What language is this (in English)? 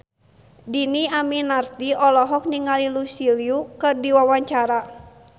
Sundanese